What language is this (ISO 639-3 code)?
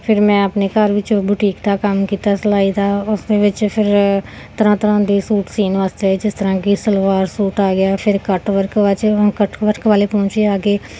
pan